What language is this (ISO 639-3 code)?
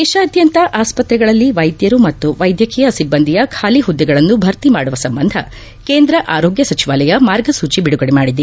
kan